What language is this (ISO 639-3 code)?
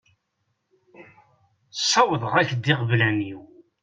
kab